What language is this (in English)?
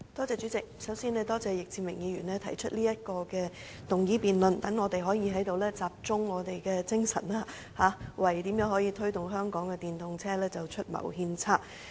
Cantonese